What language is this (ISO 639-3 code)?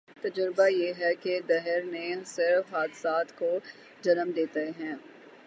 urd